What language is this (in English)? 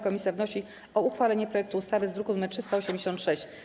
Polish